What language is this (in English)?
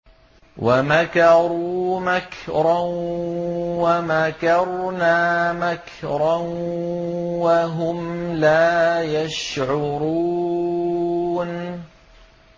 Arabic